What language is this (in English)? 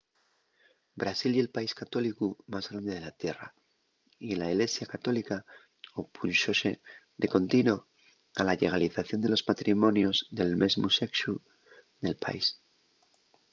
Asturian